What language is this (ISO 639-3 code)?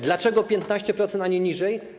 pol